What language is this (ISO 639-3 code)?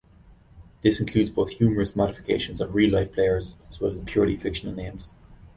eng